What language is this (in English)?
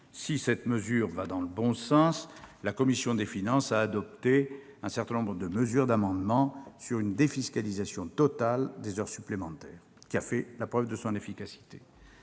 French